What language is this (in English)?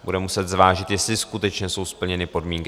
Czech